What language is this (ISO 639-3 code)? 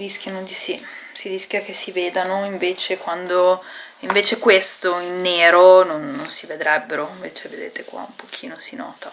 ita